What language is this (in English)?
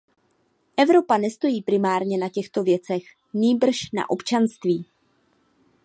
Czech